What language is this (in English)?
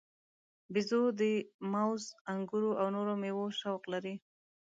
Pashto